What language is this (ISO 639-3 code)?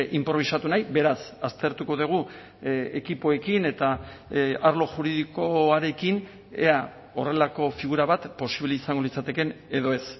eus